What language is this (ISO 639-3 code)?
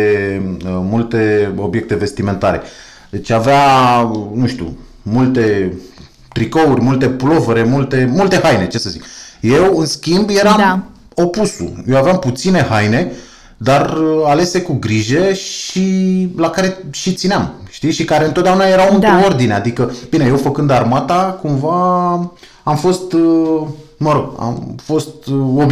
ron